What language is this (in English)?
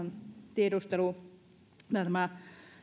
Finnish